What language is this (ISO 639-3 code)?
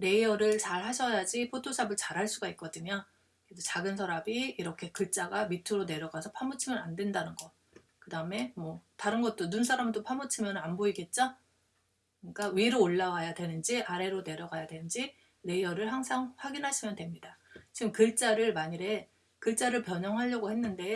kor